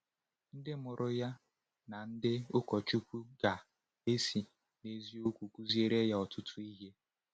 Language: Igbo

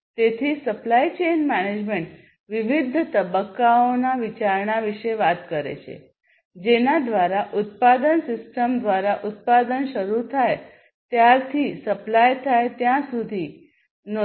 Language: Gujarati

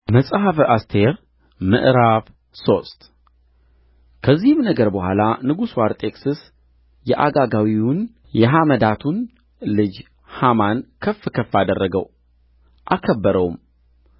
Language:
Amharic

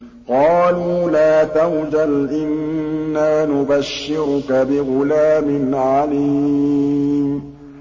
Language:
Arabic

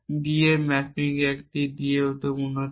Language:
Bangla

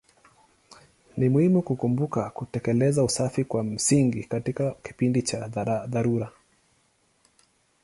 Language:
Swahili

